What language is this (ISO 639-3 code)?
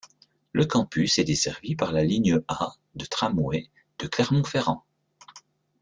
fra